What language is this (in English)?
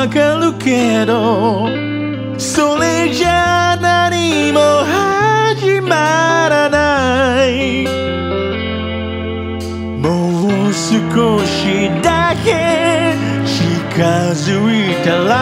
Japanese